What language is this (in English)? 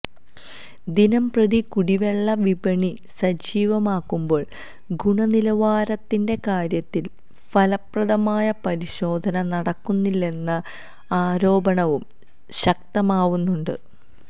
Malayalam